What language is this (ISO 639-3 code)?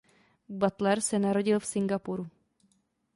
ces